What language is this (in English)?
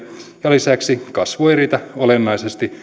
Finnish